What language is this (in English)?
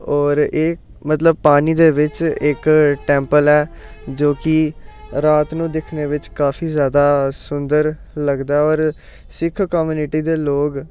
Dogri